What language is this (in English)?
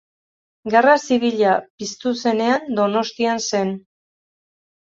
Basque